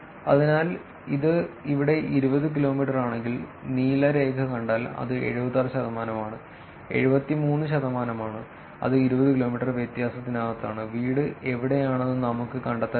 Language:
Malayalam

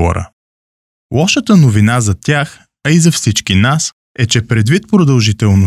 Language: Bulgarian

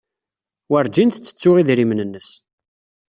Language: Kabyle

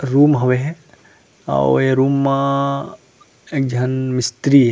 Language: Chhattisgarhi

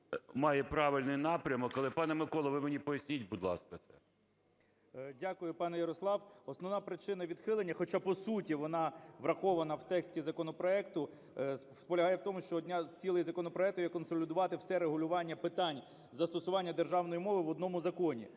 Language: Ukrainian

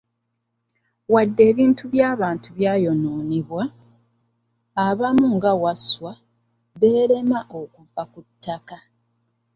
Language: Ganda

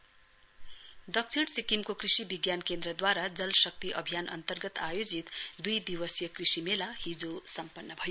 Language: Nepali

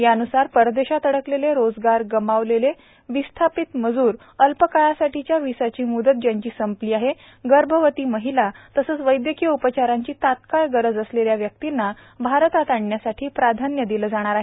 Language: Marathi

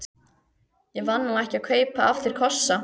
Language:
Icelandic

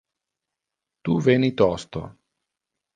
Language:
Interlingua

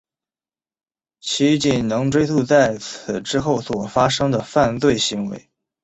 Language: Chinese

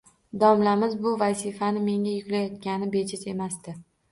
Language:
Uzbek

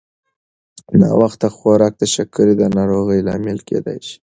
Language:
Pashto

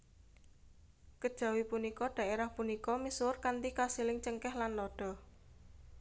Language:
Javanese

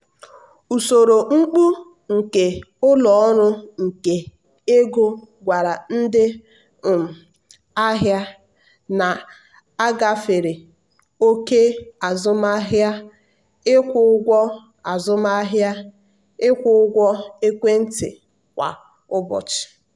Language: Igbo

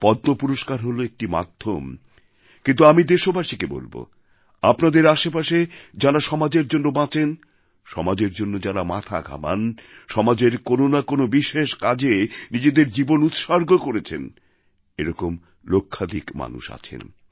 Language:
Bangla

